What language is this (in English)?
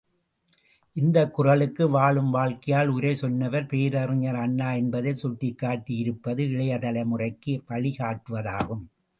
Tamil